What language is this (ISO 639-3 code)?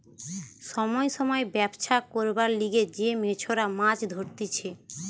ben